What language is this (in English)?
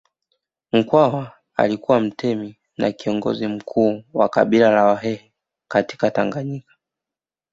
Swahili